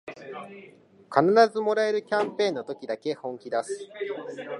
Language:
Japanese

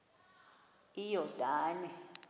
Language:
Xhosa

